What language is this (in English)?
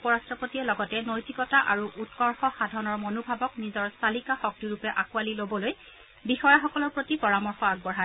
Assamese